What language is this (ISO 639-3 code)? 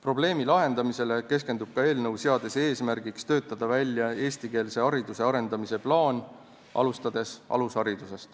est